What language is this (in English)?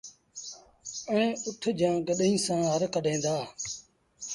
Sindhi Bhil